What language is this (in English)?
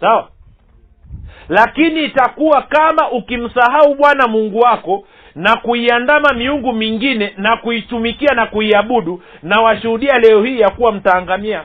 Swahili